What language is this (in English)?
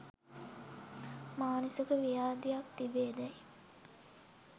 Sinhala